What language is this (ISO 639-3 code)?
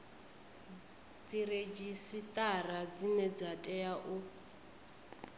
ven